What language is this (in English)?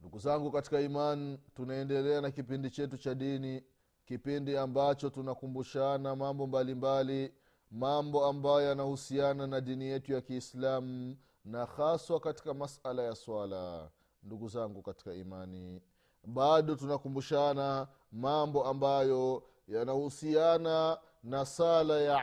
Swahili